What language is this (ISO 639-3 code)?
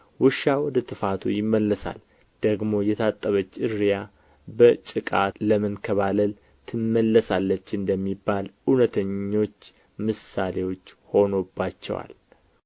amh